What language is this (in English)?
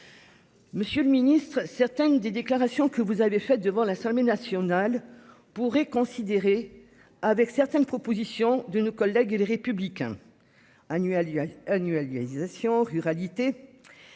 French